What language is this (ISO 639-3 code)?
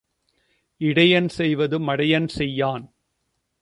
tam